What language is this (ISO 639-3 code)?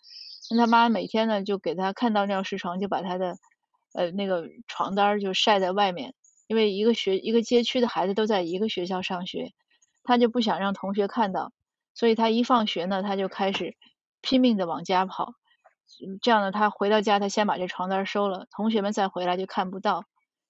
zho